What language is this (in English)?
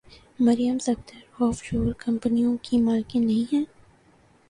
Urdu